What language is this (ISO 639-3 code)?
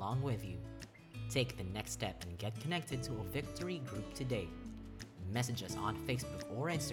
fil